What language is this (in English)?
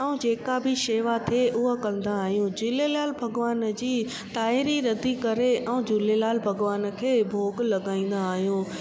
Sindhi